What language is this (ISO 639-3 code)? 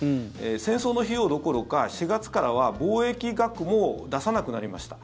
jpn